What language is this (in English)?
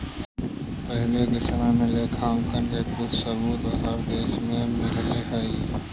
Magahi